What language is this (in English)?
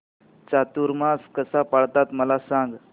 Marathi